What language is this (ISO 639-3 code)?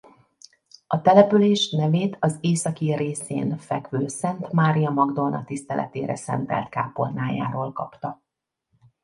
hun